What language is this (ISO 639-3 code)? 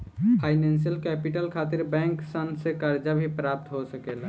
bho